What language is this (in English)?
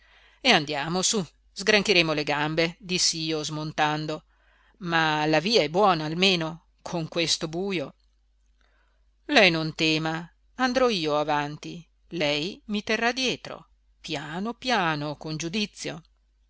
Italian